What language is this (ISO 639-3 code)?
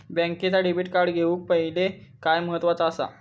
mar